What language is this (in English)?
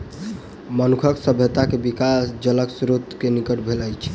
Maithili